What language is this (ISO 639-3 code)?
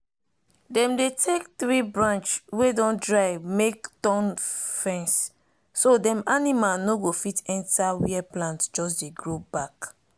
pcm